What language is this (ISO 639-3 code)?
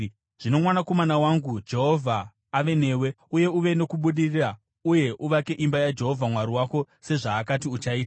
sna